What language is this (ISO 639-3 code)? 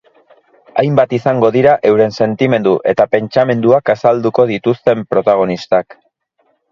eus